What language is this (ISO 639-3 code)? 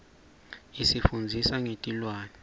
ssw